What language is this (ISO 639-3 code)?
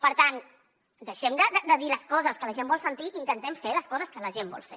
cat